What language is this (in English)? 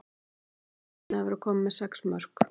Icelandic